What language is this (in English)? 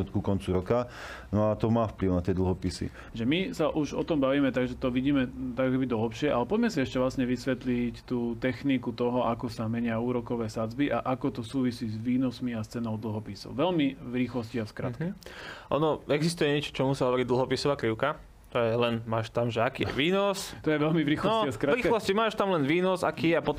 Slovak